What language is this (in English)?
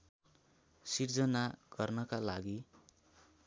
Nepali